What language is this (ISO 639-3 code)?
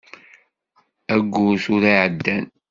kab